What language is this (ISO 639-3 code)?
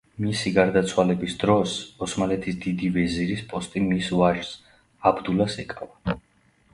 kat